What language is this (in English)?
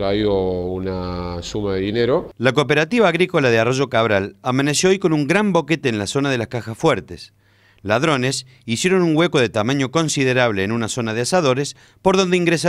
Spanish